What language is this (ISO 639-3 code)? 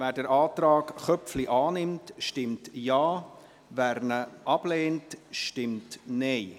gsw